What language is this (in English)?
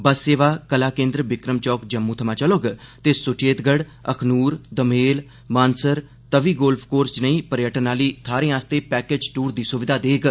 Dogri